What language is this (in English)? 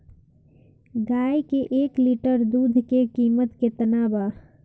Bhojpuri